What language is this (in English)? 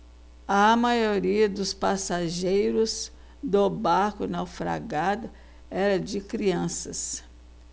Portuguese